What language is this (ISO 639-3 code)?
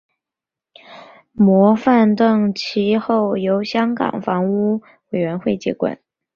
zho